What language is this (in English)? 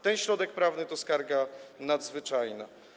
Polish